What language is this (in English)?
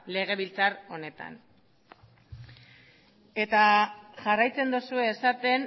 Basque